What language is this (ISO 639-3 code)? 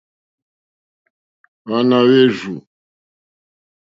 bri